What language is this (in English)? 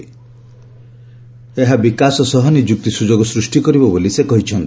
Odia